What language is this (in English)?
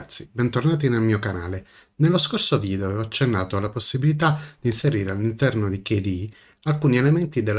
Italian